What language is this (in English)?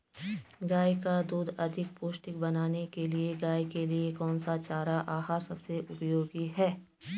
Hindi